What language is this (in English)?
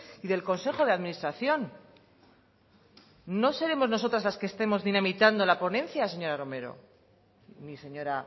Spanish